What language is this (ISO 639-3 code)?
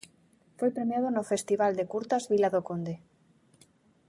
glg